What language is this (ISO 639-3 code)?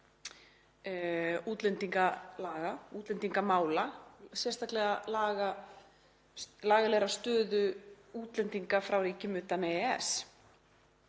isl